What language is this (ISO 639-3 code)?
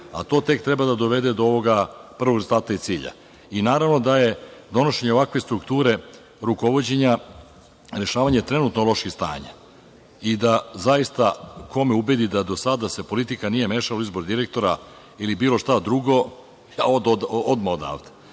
srp